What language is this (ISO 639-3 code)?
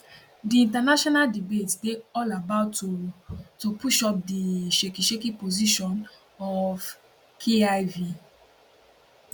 pcm